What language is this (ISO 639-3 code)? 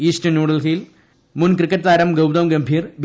mal